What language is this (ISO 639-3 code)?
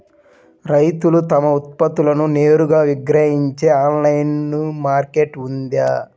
tel